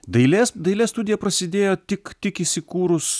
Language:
Lithuanian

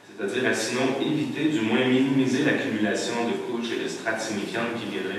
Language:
French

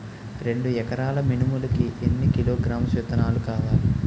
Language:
Telugu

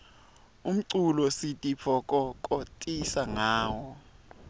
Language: Swati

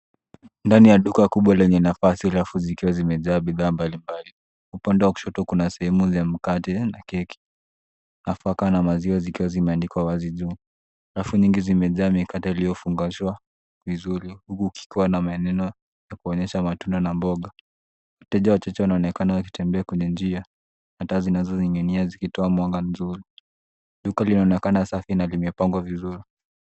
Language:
Swahili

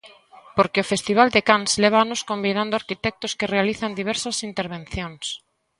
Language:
Galician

